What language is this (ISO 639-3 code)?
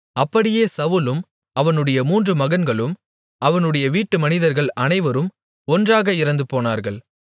tam